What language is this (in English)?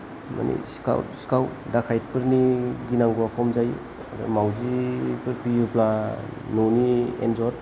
Bodo